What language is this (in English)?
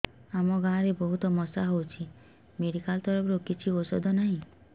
Odia